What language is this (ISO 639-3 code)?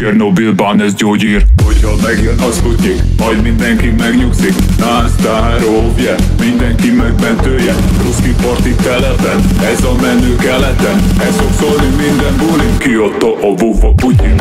nld